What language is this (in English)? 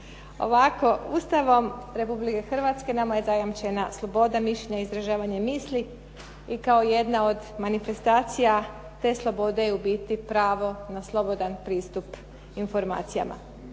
Croatian